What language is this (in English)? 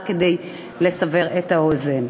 Hebrew